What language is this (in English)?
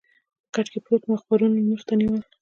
Pashto